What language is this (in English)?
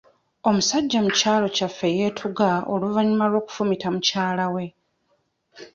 Ganda